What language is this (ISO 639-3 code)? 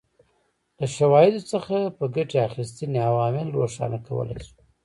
pus